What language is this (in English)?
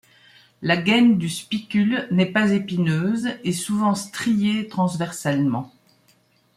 French